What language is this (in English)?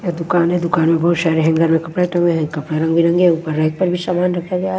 Hindi